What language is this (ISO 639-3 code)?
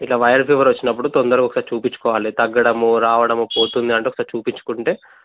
tel